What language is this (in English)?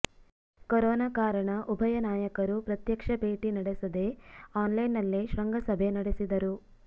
Kannada